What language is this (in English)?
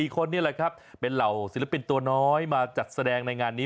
Thai